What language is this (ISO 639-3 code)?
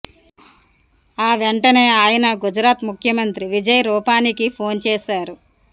tel